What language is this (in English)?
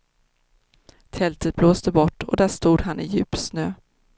Swedish